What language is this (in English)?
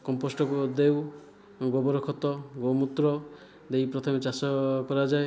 Odia